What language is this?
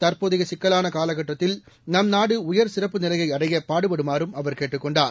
Tamil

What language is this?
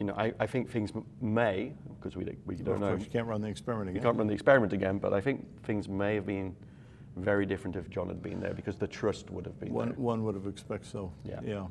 English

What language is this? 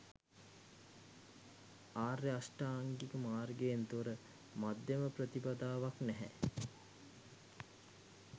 Sinhala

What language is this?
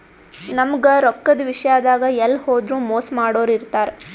Kannada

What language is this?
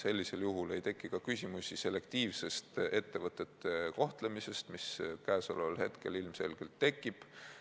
Estonian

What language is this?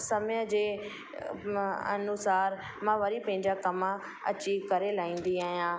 Sindhi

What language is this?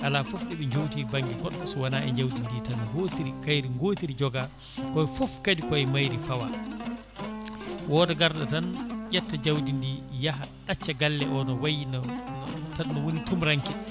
Fula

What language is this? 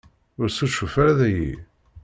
Kabyle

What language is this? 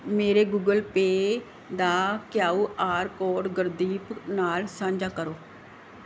Punjabi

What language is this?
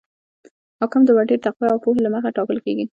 Pashto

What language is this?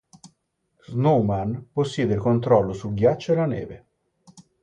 Italian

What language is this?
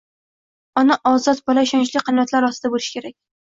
Uzbek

